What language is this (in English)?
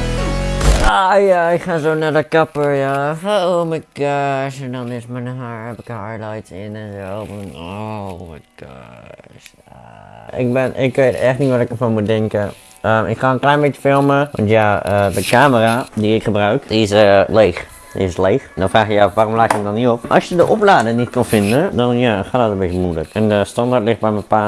Dutch